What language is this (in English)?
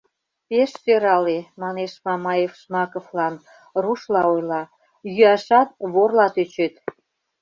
Mari